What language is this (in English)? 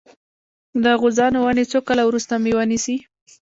Pashto